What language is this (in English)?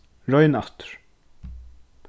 Faroese